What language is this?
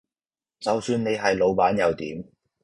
Cantonese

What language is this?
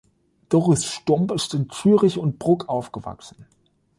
German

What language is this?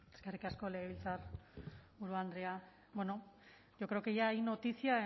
Basque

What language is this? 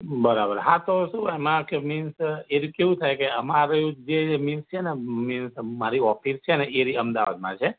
Gujarati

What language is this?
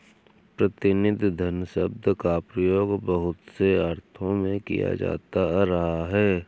Hindi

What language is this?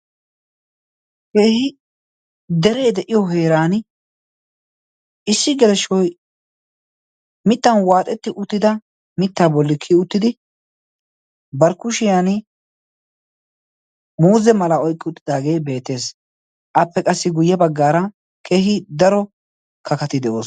Wolaytta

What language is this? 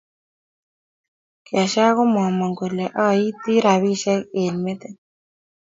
Kalenjin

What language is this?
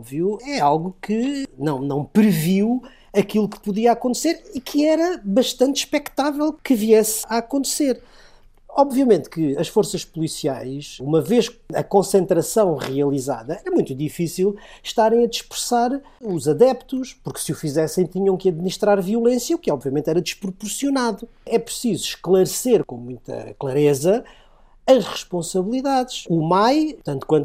Portuguese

